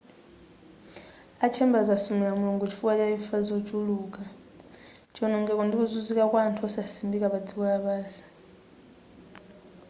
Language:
Nyanja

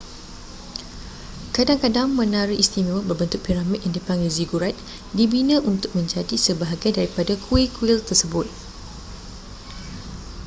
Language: Malay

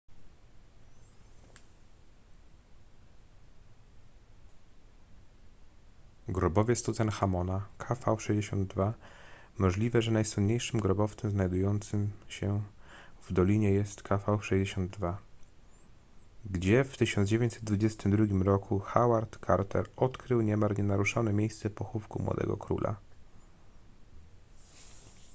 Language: Polish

